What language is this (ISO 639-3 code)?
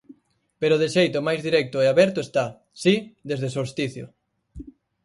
glg